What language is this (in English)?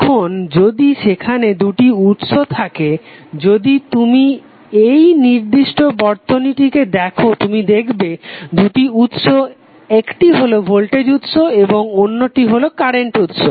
Bangla